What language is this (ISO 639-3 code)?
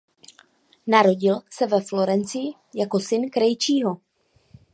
ces